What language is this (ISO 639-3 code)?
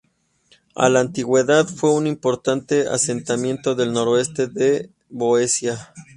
spa